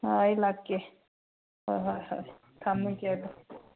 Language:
Manipuri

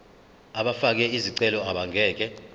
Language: Zulu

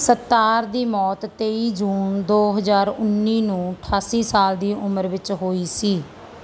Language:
Punjabi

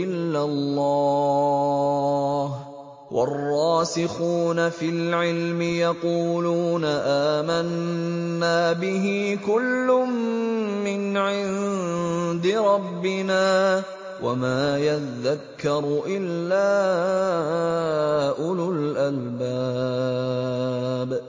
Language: Arabic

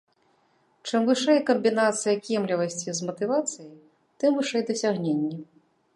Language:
Belarusian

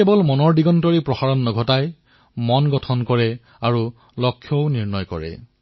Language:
Assamese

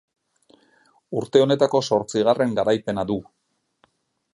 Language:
Basque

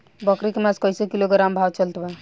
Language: Bhojpuri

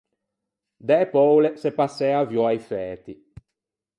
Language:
Ligurian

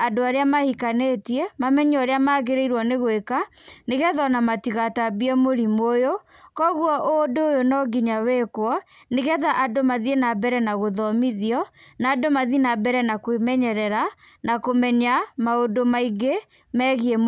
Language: Kikuyu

